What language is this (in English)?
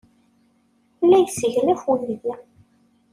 Kabyle